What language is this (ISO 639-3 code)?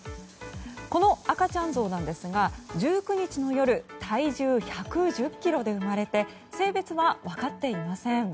jpn